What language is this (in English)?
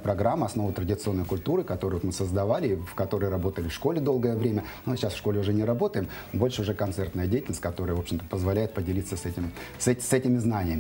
Russian